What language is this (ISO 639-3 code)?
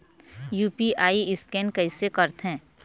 hne